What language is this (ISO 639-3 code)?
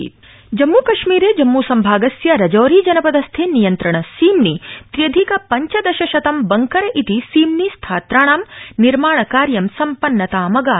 san